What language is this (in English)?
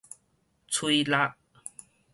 Min Nan Chinese